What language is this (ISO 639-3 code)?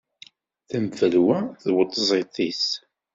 kab